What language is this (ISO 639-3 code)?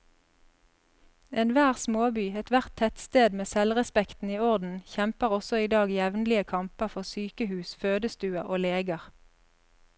nor